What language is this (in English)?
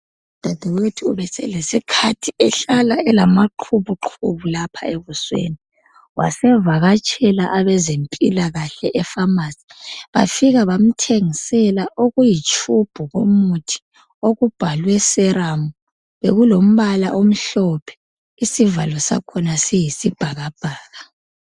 North Ndebele